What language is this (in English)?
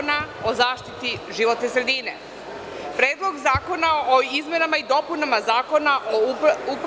Serbian